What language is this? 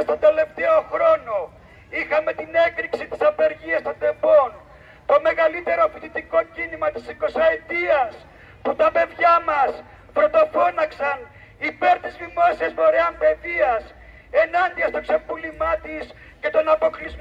Greek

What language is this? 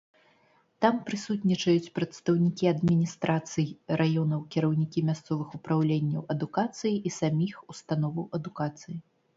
Belarusian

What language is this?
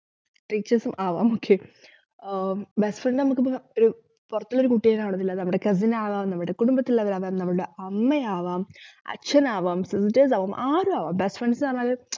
Malayalam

